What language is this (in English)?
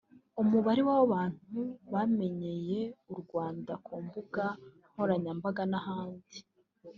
Kinyarwanda